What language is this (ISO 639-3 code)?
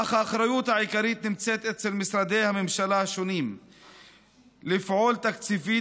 heb